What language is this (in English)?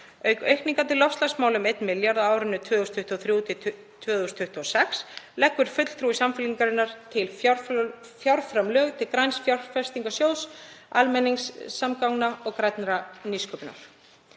Icelandic